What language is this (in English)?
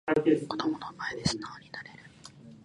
Japanese